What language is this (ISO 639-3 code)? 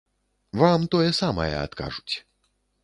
bel